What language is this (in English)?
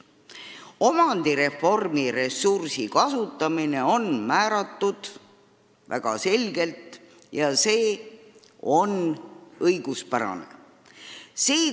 Estonian